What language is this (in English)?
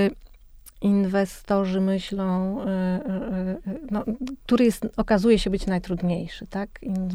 Polish